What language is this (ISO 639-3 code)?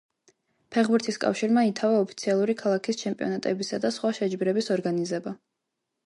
kat